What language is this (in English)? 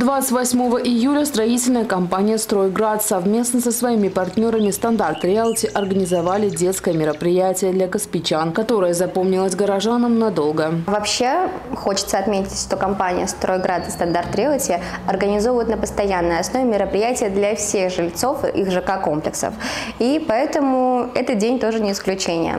Russian